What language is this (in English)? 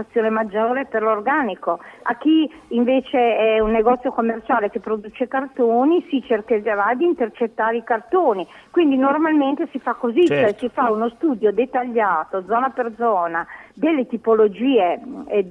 Italian